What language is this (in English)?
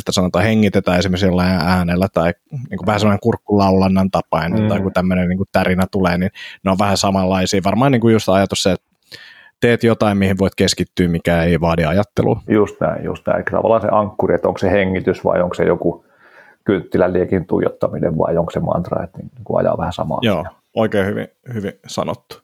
Finnish